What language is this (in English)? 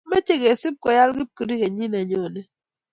Kalenjin